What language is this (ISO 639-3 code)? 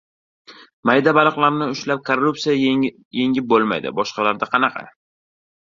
uzb